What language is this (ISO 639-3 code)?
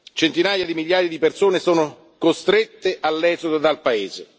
ita